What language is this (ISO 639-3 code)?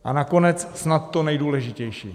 ces